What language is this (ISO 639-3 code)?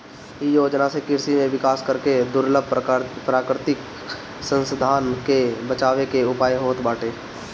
bho